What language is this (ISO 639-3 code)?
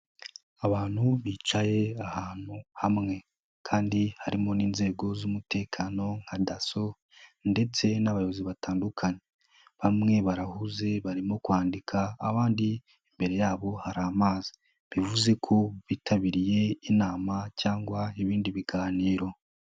kin